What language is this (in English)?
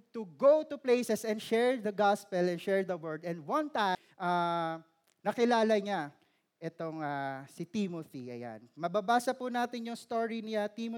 Filipino